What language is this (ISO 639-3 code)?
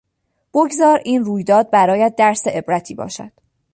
fas